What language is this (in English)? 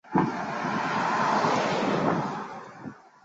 Chinese